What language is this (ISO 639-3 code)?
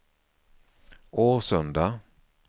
swe